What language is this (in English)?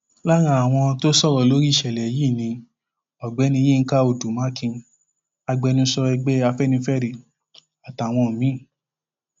Yoruba